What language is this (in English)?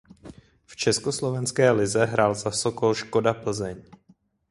Czech